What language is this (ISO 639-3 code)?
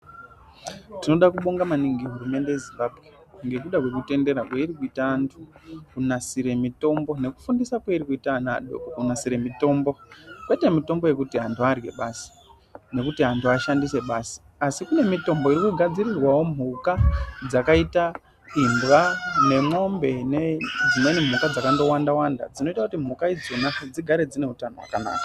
ndc